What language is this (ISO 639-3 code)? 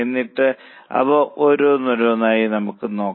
mal